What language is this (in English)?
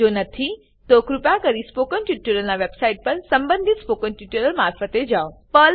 Gujarati